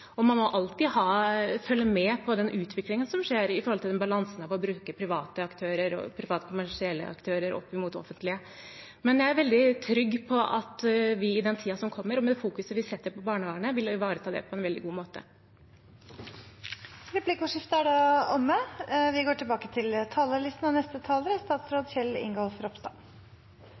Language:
Norwegian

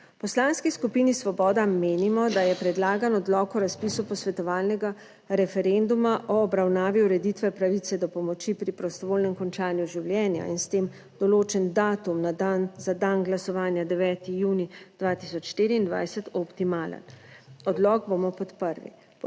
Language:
Slovenian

